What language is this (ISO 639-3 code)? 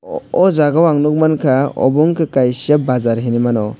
trp